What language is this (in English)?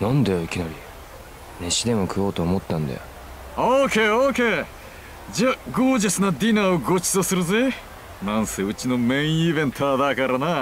Japanese